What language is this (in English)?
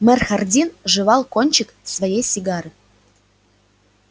Russian